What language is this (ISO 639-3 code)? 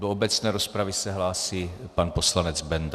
ces